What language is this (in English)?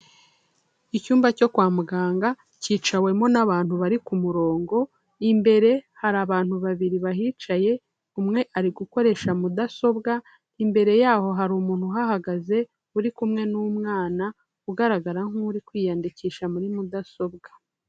Kinyarwanda